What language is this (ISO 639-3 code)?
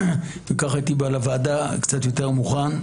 heb